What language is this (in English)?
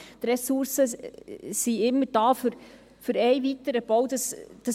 Swiss German